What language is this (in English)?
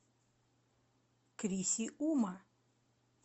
Russian